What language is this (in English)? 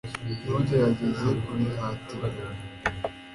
Kinyarwanda